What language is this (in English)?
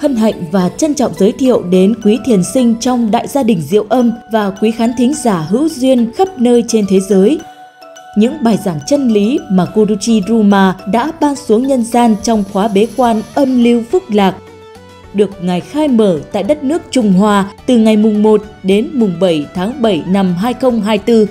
Vietnamese